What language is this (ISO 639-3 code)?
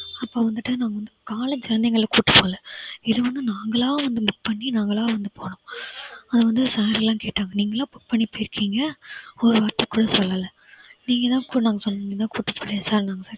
tam